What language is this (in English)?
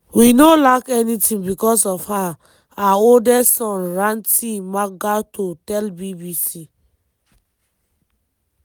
Nigerian Pidgin